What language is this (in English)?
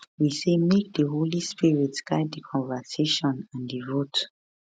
Nigerian Pidgin